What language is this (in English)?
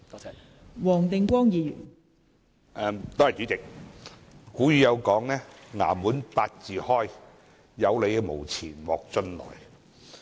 Cantonese